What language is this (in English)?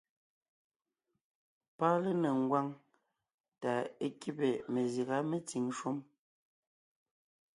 Ngiemboon